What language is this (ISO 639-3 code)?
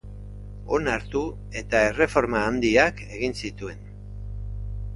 eus